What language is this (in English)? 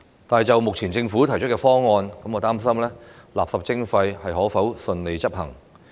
Cantonese